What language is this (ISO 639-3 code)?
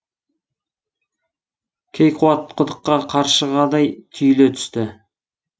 kaz